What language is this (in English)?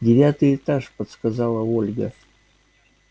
Russian